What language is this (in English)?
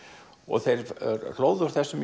Icelandic